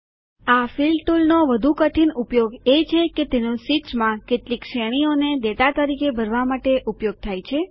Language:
Gujarati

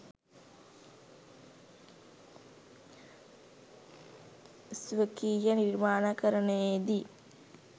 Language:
Sinhala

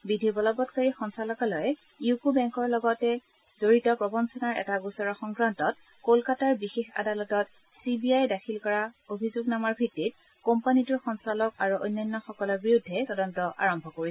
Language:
Assamese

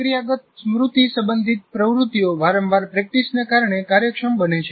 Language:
Gujarati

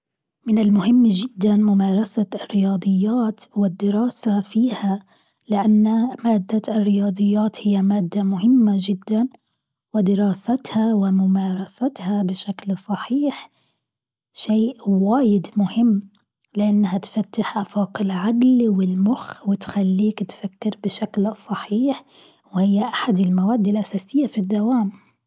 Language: Gulf Arabic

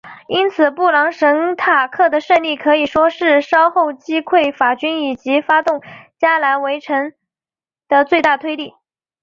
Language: Chinese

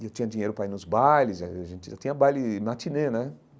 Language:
Portuguese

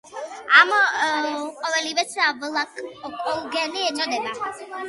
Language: Georgian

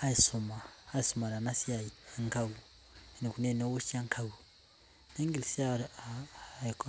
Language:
Masai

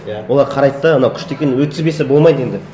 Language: Kazakh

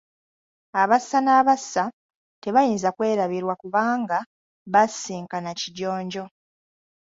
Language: Ganda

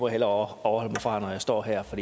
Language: Danish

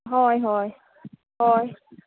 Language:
Konkani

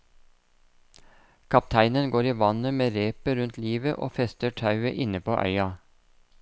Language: Norwegian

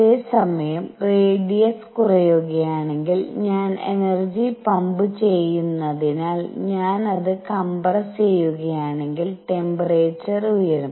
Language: Malayalam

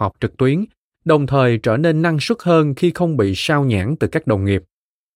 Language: Vietnamese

